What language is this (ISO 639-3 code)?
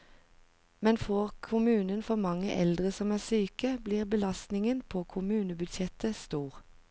nor